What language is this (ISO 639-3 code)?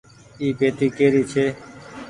gig